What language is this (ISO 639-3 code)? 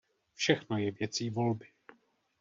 ces